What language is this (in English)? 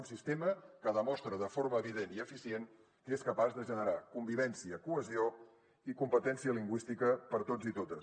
Catalan